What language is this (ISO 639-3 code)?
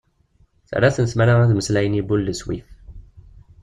kab